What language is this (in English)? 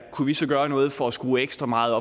Danish